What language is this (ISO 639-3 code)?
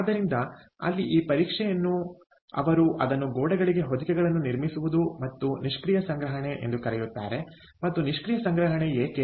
kan